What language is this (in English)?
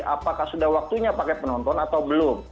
Indonesian